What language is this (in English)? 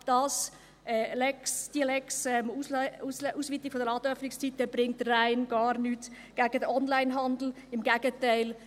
Swiss German